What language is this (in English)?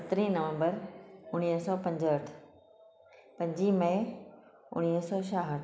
Sindhi